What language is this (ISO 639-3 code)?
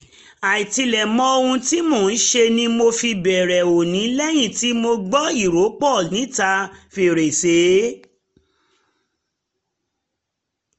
yor